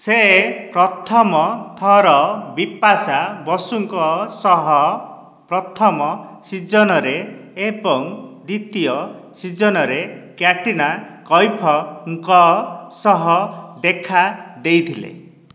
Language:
Odia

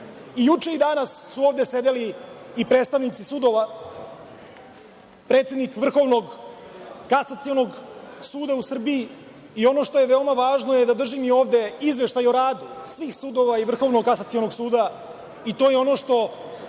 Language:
Serbian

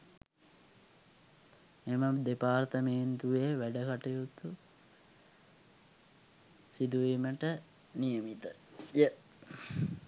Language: Sinhala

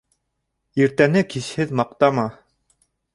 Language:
Bashkir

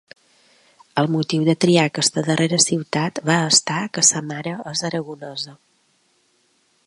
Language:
Catalan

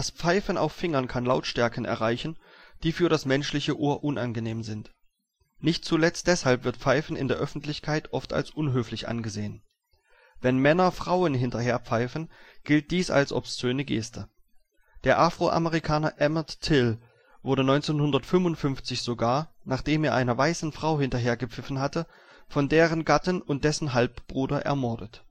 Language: German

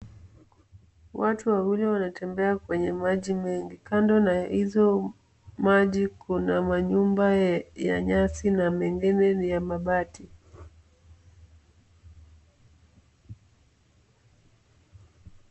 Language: Swahili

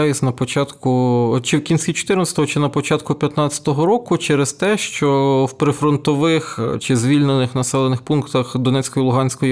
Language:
Ukrainian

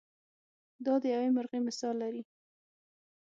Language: Pashto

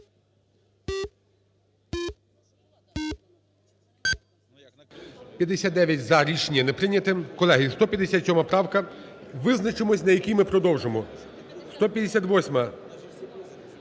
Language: Ukrainian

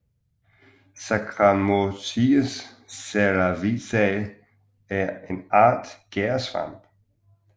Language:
Danish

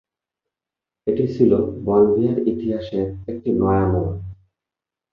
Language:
Bangla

